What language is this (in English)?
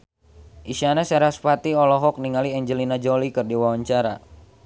Sundanese